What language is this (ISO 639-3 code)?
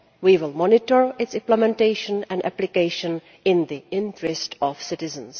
eng